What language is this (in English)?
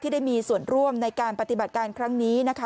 Thai